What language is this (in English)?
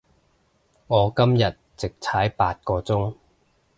Cantonese